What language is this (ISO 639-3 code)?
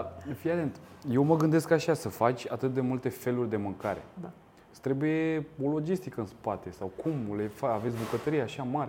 ron